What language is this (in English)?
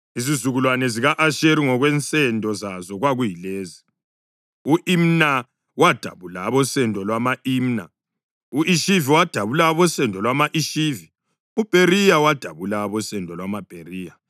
North Ndebele